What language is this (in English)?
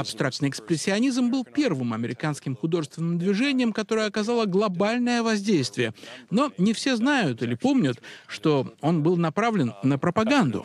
Russian